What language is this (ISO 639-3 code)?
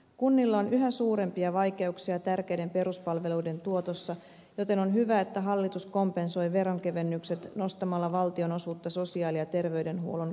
fin